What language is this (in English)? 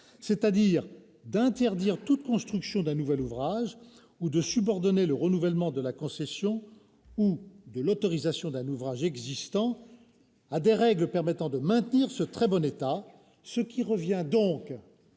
French